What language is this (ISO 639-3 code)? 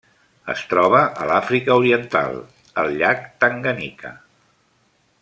cat